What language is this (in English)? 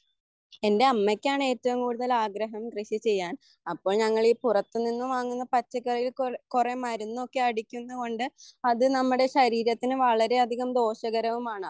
Malayalam